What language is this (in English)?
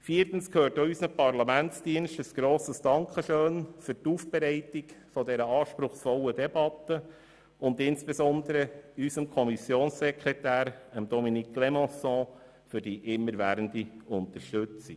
Swiss German